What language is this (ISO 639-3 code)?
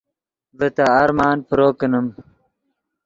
ydg